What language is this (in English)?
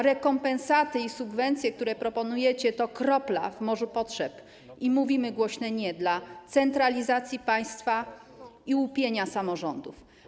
Polish